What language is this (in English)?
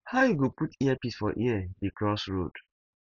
Nigerian Pidgin